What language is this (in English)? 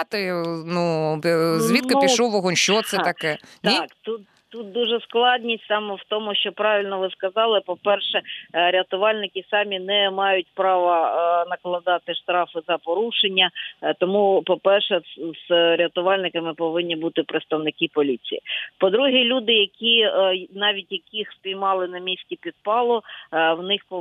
Ukrainian